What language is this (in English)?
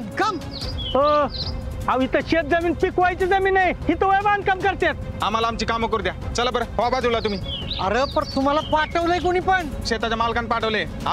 Hindi